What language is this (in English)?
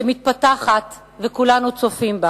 Hebrew